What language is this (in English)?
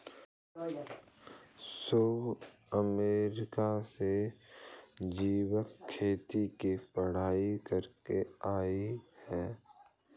Hindi